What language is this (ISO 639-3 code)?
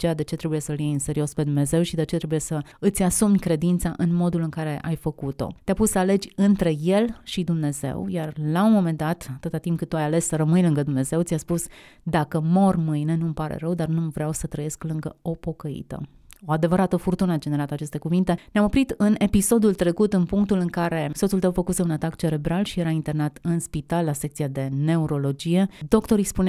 ron